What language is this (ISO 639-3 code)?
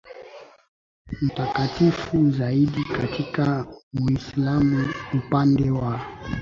swa